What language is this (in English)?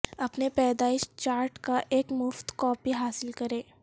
Urdu